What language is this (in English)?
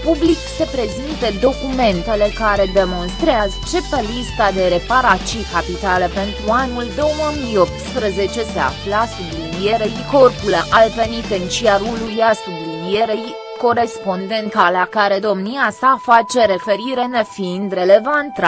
Romanian